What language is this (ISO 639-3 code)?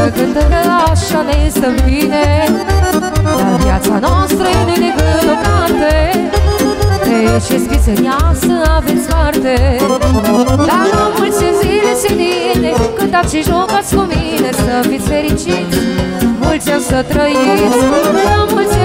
ron